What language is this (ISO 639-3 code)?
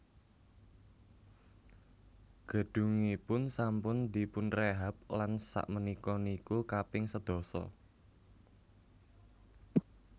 jav